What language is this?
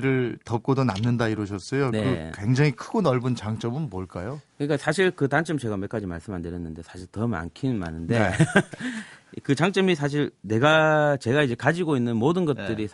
Korean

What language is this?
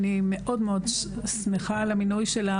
Hebrew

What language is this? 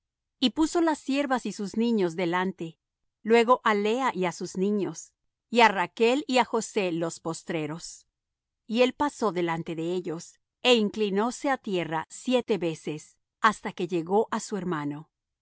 Spanish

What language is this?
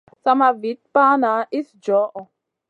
Masana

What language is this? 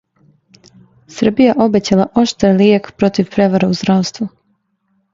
Serbian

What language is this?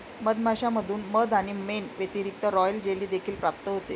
Marathi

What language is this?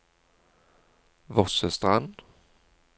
Norwegian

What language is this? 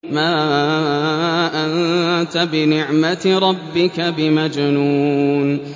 Arabic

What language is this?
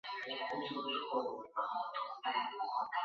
Chinese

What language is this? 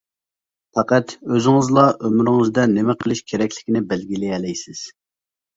Uyghur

